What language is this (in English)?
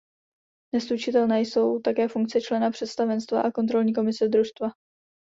Czech